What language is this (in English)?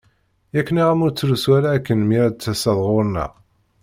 Kabyle